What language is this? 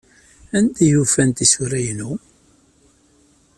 Kabyle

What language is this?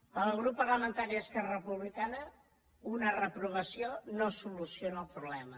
Catalan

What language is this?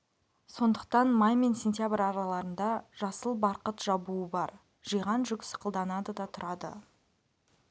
Kazakh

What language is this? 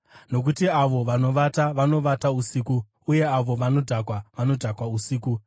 Shona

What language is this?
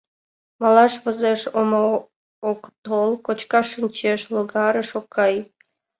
Mari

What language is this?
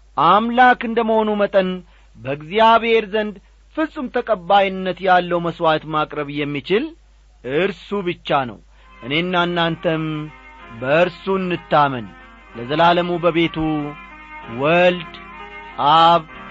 Amharic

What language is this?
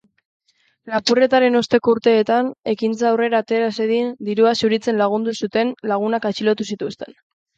Basque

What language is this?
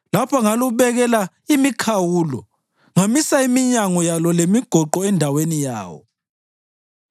North Ndebele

